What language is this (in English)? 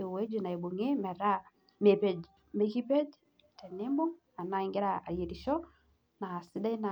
Masai